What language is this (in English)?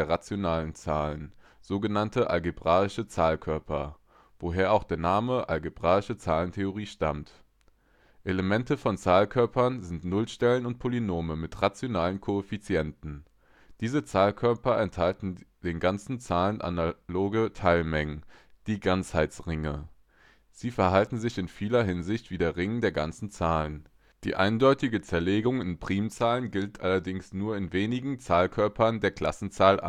German